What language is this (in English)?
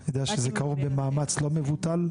Hebrew